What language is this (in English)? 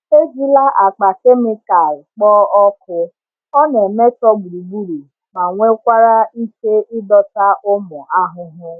Igbo